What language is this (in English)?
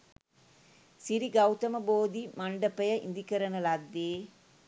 Sinhala